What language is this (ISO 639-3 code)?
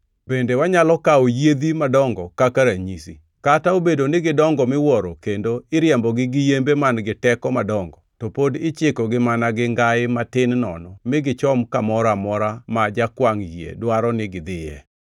luo